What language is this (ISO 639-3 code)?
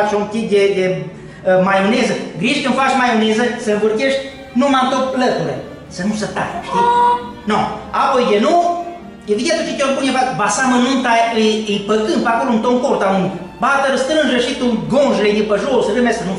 ron